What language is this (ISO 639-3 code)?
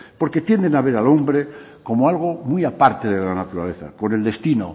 spa